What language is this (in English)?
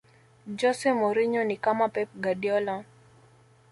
Swahili